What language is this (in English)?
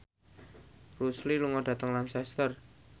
Javanese